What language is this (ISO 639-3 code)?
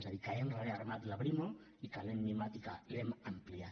cat